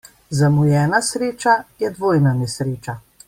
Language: Slovenian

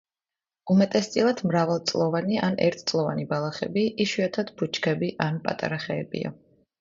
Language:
Georgian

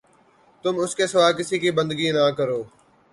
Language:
Urdu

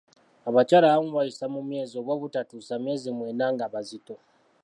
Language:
Ganda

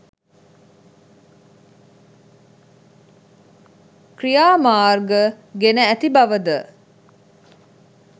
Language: Sinhala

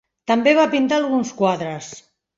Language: Catalan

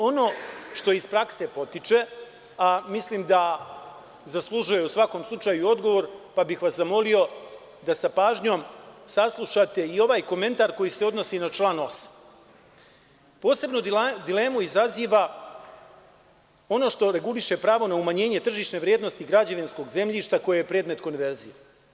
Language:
Serbian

